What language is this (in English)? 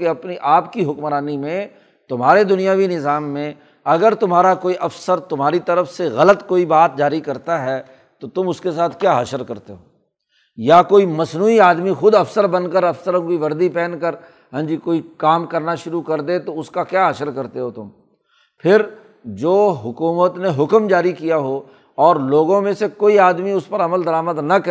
Urdu